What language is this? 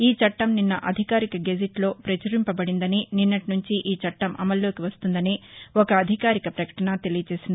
Telugu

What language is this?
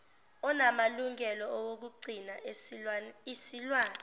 Zulu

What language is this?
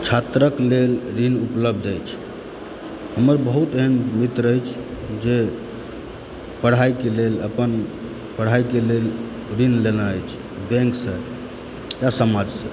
Maithili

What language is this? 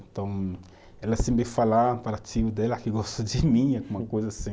Portuguese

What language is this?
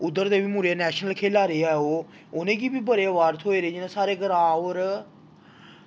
Dogri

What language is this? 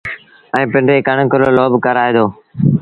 Sindhi Bhil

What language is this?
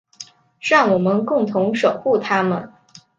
Chinese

